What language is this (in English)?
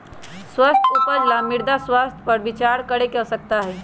Magahi